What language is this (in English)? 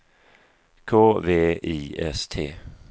Swedish